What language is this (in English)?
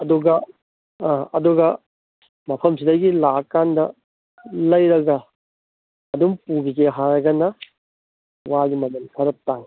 Manipuri